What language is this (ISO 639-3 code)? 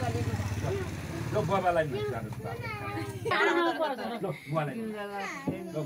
ind